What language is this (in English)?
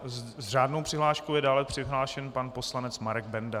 Czech